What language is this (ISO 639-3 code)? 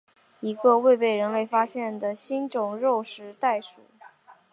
zho